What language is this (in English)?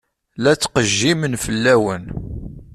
Kabyle